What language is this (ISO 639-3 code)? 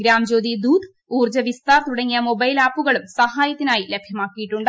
mal